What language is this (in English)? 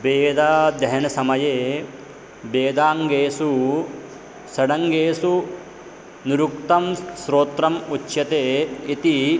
Sanskrit